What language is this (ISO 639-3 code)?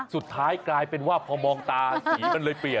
tha